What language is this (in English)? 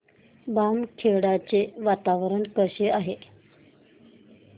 Marathi